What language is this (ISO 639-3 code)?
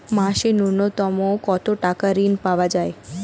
ben